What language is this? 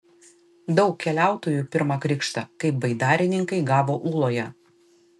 Lithuanian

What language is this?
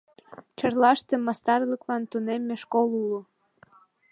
Mari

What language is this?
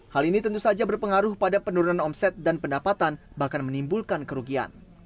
Indonesian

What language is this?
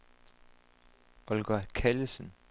Danish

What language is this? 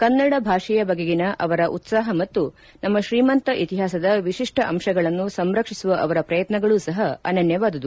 Kannada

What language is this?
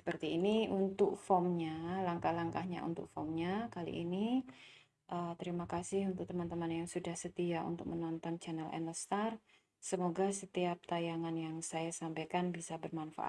Indonesian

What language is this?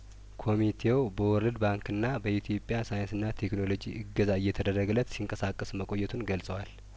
Amharic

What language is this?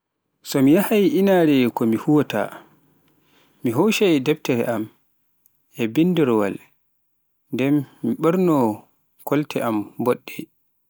Pular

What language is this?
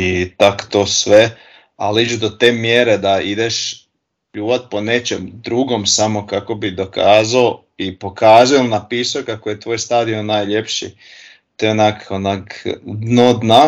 Croatian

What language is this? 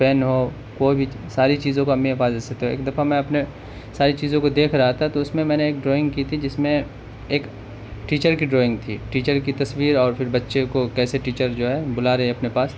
Urdu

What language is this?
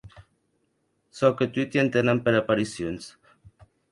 Occitan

